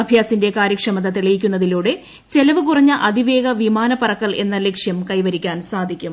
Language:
Malayalam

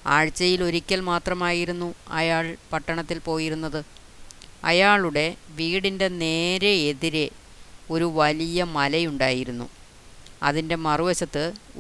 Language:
Malayalam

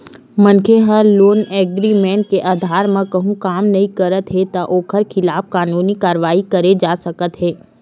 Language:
Chhattisgarhi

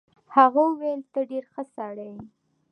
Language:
Pashto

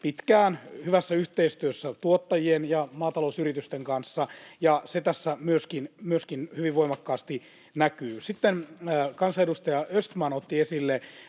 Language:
Finnish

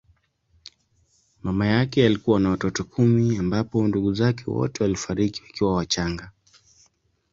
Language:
Swahili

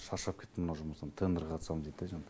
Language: Kazakh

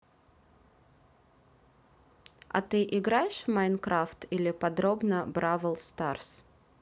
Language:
Russian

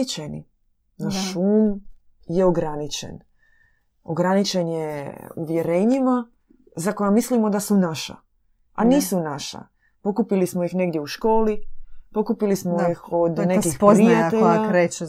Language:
Croatian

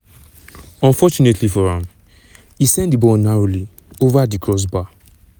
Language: Nigerian Pidgin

